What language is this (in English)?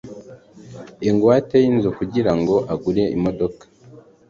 Kinyarwanda